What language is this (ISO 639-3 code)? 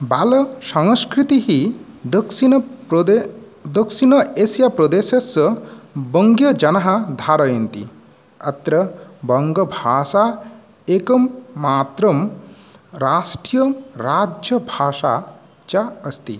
san